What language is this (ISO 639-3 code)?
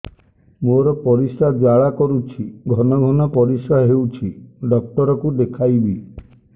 ori